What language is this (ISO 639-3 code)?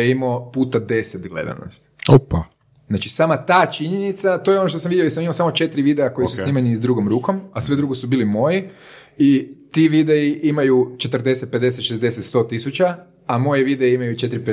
hrv